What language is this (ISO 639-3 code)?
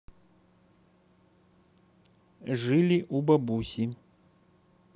rus